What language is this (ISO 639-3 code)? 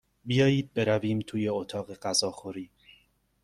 fas